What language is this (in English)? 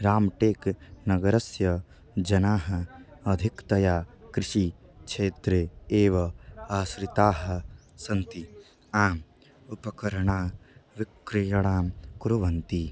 Sanskrit